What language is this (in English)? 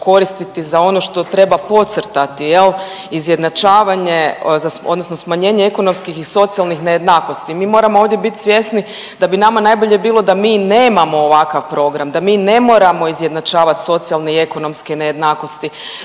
Croatian